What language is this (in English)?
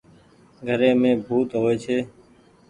Goaria